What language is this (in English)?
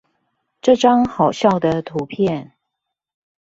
Chinese